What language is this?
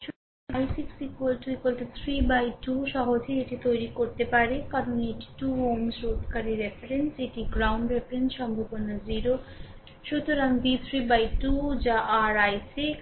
Bangla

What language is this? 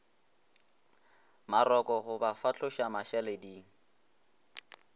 Northern Sotho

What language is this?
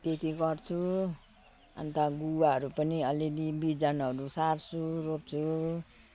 Nepali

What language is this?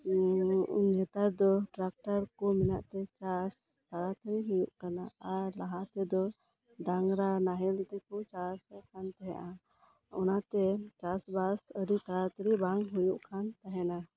Santali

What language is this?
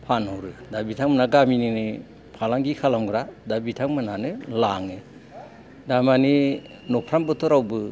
Bodo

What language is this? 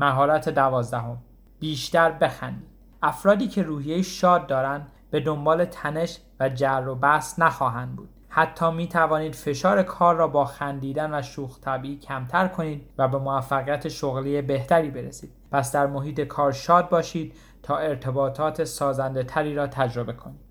Persian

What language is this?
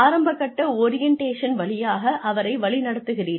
Tamil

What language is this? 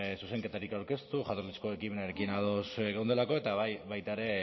Basque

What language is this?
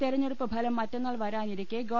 Malayalam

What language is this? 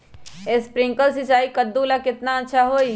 Magahi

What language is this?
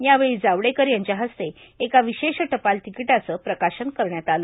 Marathi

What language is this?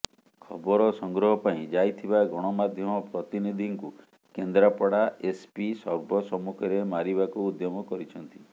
Odia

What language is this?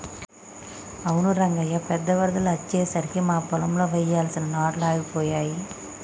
Telugu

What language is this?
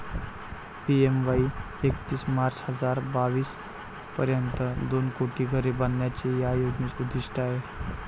Marathi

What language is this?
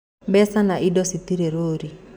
Kikuyu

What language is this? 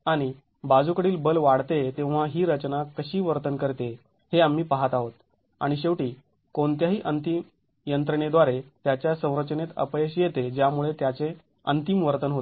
Marathi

